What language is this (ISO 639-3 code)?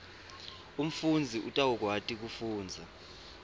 ssw